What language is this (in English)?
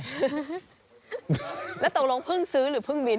Thai